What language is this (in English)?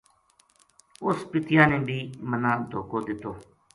Gujari